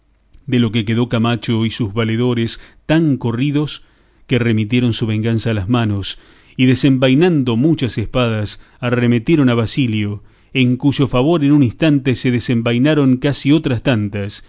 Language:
Spanish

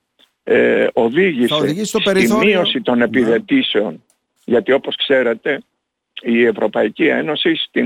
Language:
Greek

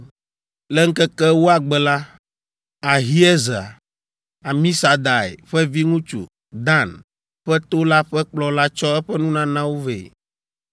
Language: Ewe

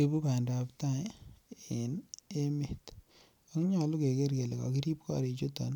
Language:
Kalenjin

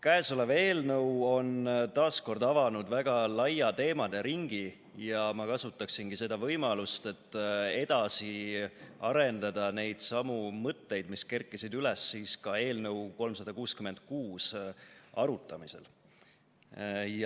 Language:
Estonian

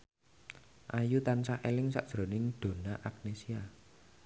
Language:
Javanese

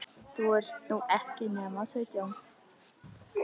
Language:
Icelandic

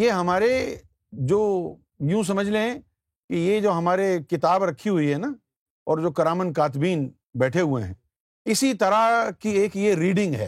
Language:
Urdu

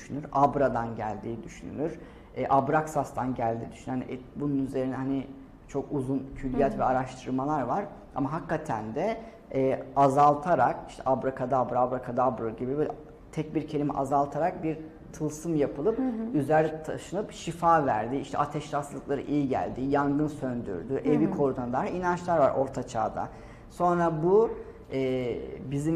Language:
Turkish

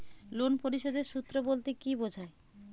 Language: Bangla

